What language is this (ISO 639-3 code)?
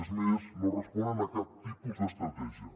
cat